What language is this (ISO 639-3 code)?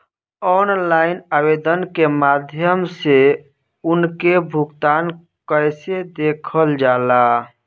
bho